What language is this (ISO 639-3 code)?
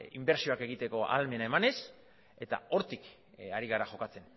eus